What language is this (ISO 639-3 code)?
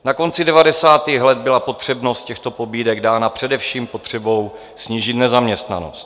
ces